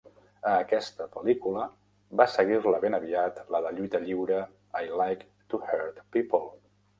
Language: Catalan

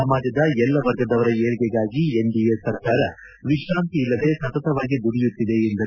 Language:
Kannada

